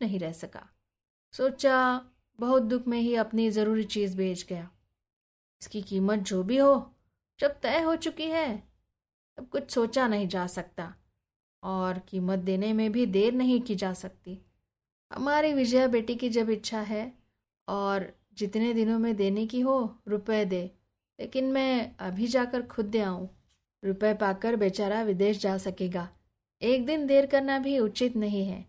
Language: Hindi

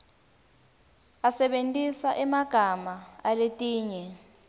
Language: Swati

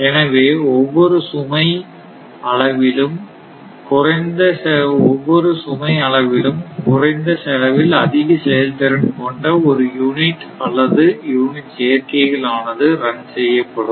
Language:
Tamil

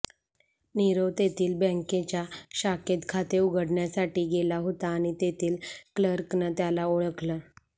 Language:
Marathi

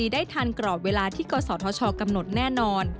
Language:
Thai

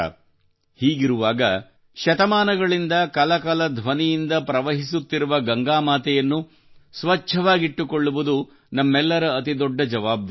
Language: Kannada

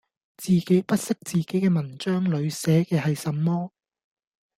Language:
Cantonese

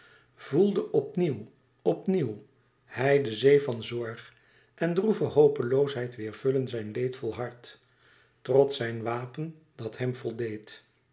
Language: Dutch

